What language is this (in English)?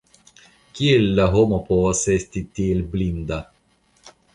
Esperanto